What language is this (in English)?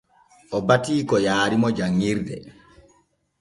Borgu Fulfulde